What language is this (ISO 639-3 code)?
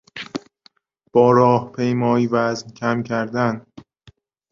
fas